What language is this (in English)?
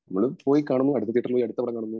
Malayalam